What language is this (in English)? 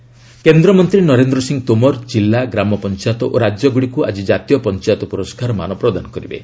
Odia